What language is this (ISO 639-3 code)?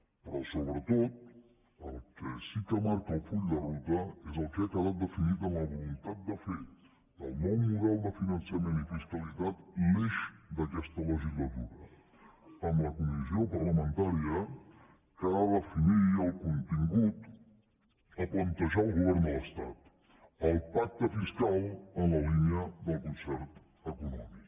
cat